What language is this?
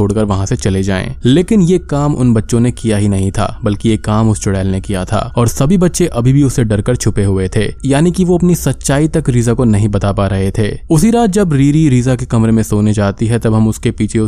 Hindi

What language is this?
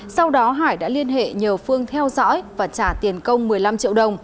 Vietnamese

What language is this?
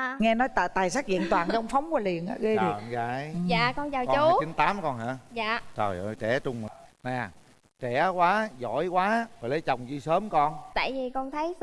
Vietnamese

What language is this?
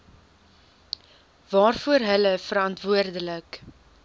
Afrikaans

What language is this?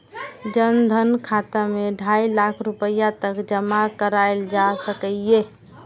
Maithili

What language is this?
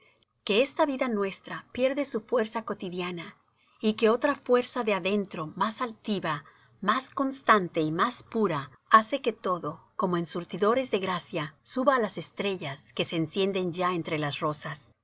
Spanish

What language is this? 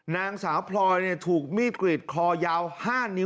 Thai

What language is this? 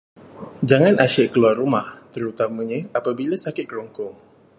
Malay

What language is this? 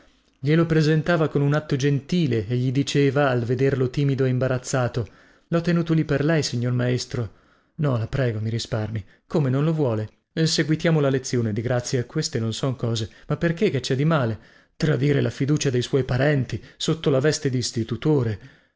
Italian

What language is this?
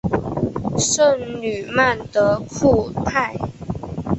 Chinese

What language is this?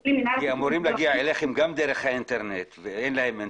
Hebrew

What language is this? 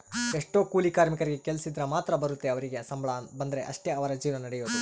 Kannada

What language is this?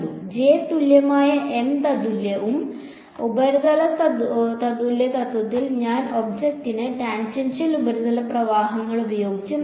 Malayalam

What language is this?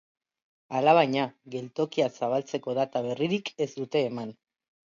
Basque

